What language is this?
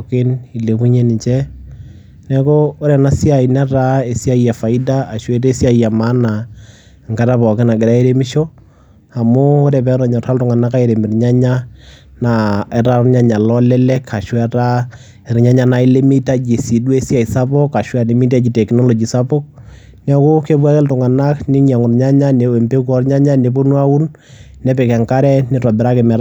Masai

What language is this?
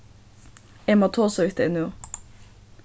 Faroese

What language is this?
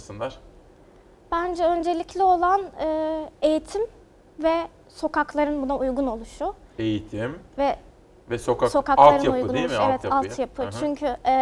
Turkish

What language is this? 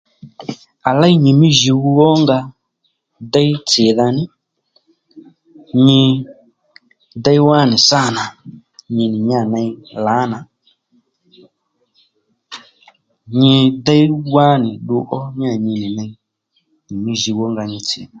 Lendu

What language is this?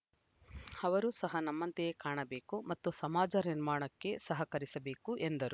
Kannada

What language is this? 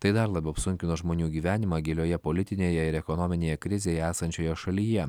Lithuanian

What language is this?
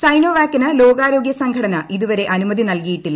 Malayalam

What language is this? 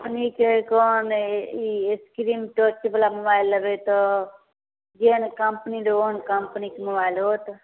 Maithili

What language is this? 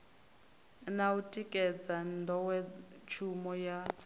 Venda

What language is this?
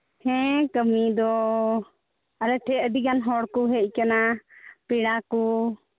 Santali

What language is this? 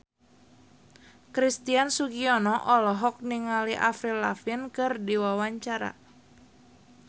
Sundanese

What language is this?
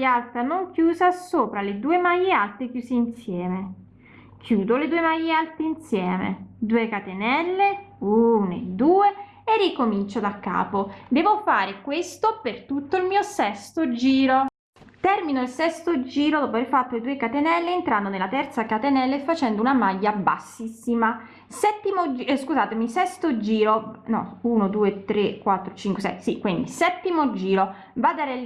Italian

